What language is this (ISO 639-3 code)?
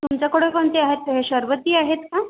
mar